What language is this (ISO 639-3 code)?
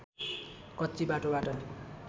nep